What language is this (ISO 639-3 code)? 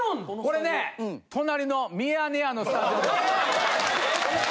jpn